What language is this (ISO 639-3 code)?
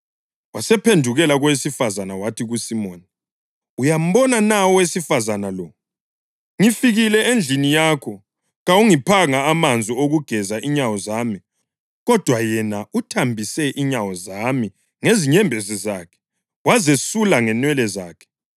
nde